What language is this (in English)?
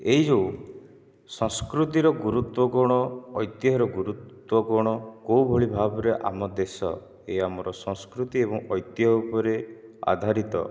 Odia